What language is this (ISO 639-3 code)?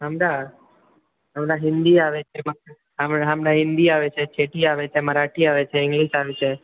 mai